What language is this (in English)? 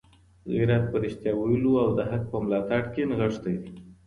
Pashto